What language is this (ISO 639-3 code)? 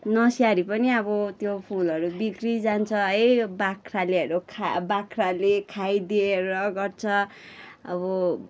nep